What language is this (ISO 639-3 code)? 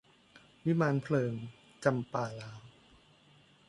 tha